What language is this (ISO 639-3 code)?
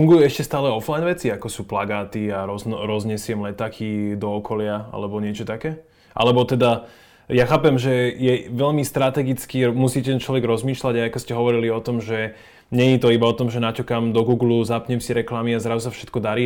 slk